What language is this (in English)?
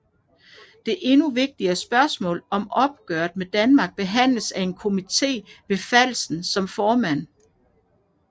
Danish